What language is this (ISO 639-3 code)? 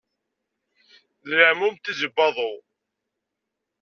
kab